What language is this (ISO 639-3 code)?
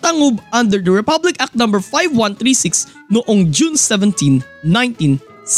fil